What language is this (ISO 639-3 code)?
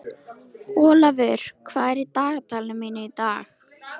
isl